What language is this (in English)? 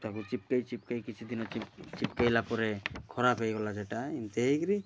Odia